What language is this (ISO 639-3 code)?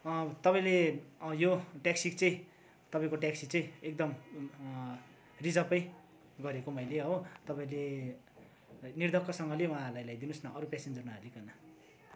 nep